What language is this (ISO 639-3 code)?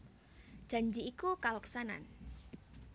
jav